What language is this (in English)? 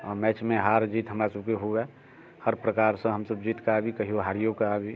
Maithili